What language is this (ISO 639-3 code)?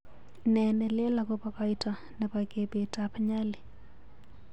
kln